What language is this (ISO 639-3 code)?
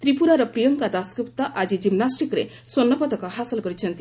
ori